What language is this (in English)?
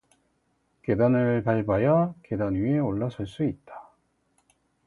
Korean